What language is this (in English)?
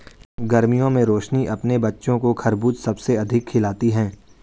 Hindi